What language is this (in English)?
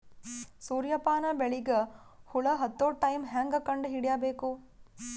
Kannada